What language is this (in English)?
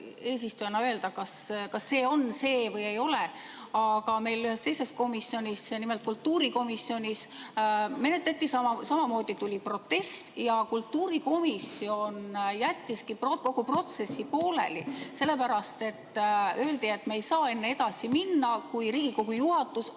Estonian